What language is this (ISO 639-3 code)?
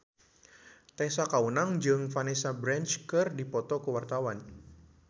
sun